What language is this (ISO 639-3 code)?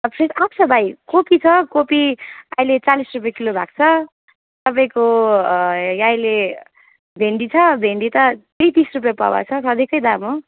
nep